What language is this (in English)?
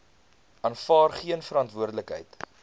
Afrikaans